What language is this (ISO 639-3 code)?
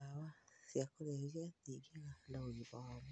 kik